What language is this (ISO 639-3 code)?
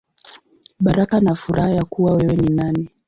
swa